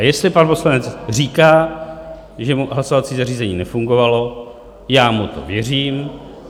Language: Czech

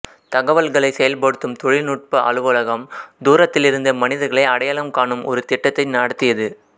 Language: Tamil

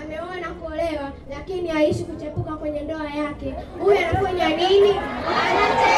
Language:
Swahili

